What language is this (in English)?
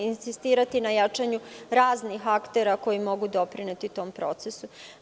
Serbian